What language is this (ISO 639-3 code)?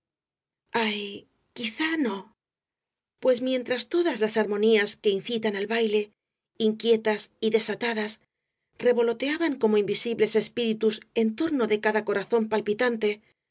spa